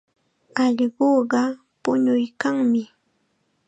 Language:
Chiquián Ancash Quechua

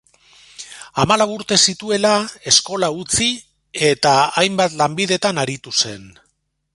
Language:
Basque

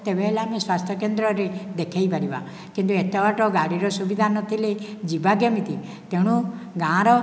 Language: Odia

